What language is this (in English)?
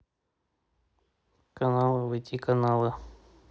Russian